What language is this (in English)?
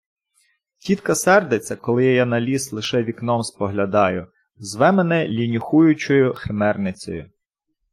Ukrainian